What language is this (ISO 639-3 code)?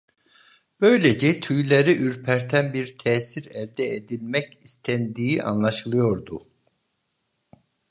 tur